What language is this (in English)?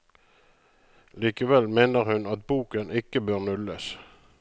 Norwegian